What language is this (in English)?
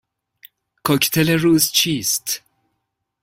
Persian